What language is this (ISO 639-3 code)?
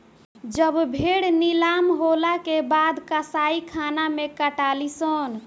bho